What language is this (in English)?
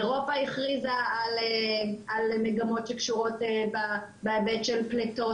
Hebrew